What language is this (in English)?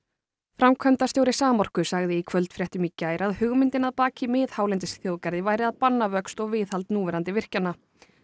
Icelandic